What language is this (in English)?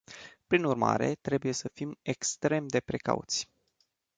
Romanian